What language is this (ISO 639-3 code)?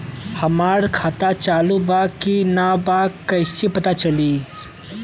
bho